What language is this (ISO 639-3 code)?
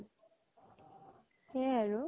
asm